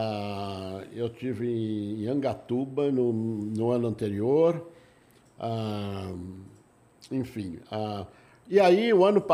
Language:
Portuguese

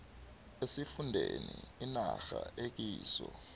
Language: South Ndebele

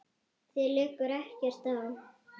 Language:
Icelandic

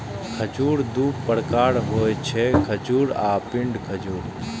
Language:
Maithili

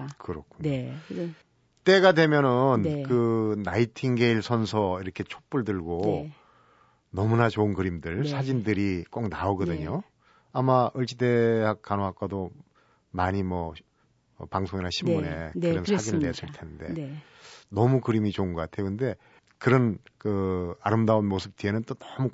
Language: Korean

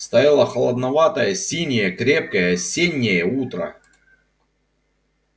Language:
Russian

